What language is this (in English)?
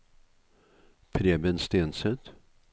Norwegian